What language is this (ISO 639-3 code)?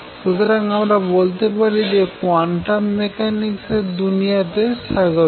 ben